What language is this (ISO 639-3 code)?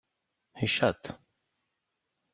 kab